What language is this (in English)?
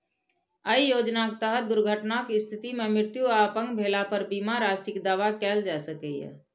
Maithili